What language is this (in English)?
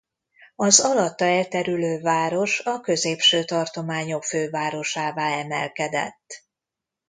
Hungarian